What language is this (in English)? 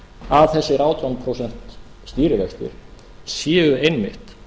Icelandic